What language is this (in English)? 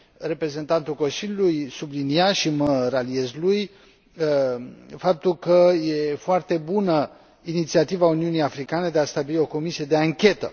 Romanian